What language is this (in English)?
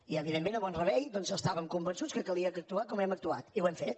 Catalan